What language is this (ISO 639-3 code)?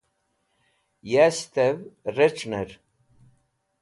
wbl